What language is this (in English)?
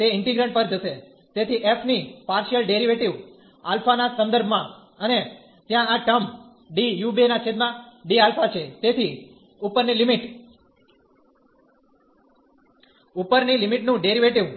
Gujarati